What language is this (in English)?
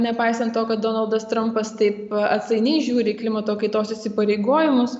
Lithuanian